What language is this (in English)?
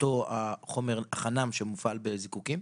Hebrew